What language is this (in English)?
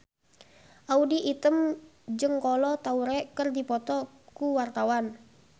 Sundanese